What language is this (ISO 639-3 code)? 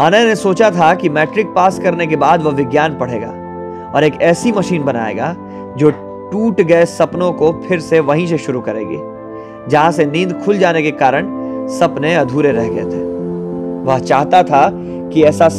hin